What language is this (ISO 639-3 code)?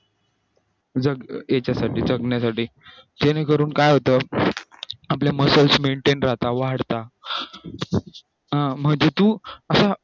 mar